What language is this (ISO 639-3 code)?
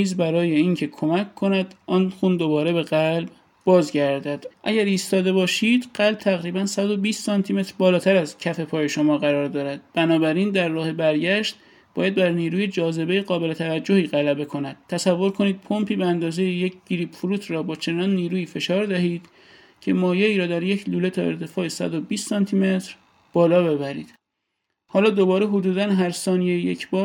fas